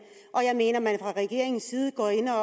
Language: Danish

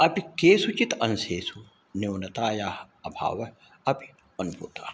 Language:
Sanskrit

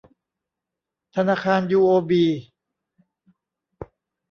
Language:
Thai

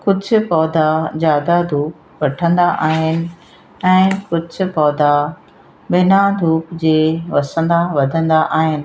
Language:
Sindhi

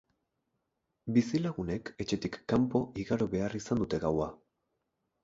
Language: Basque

